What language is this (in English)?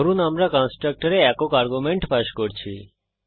Bangla